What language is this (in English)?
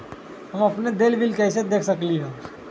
Magahi